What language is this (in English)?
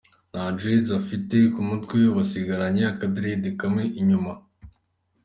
Kinyarwanda